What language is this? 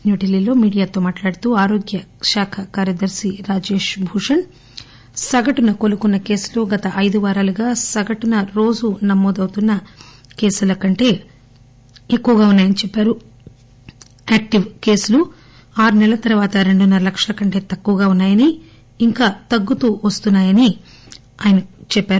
Telugu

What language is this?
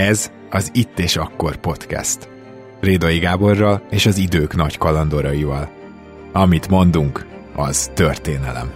Hungarian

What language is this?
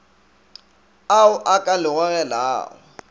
Northern Sotho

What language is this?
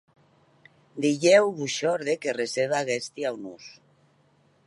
Occitan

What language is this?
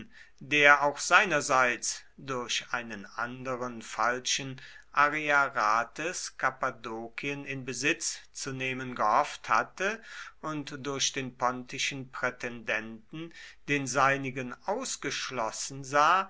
German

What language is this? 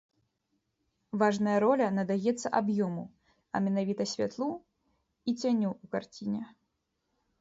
Belarusian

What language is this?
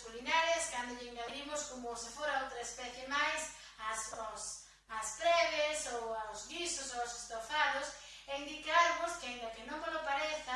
Spanish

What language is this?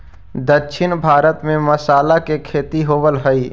Magahi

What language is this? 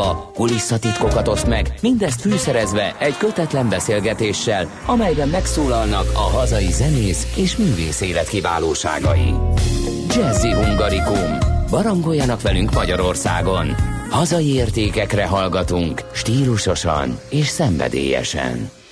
Hungarian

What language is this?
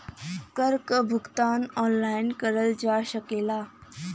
Bhojpuri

